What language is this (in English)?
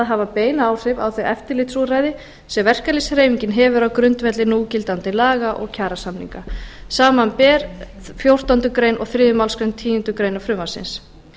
Icelandic